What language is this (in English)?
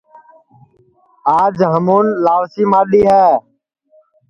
Sansi